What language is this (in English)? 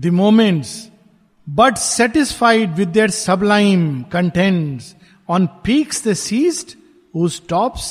Hindi